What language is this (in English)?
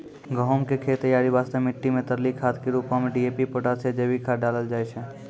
Maithili